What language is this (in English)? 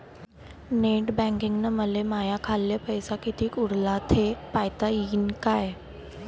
Marathi